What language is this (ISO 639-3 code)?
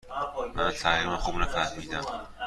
fas